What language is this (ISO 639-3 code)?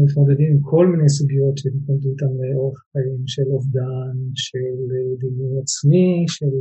heb